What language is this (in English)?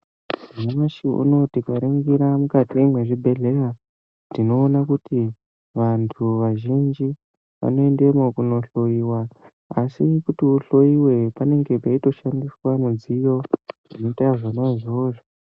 Ndau